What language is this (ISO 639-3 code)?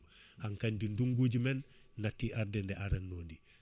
ful